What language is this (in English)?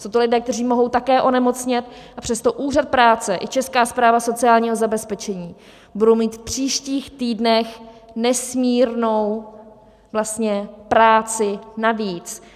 Czech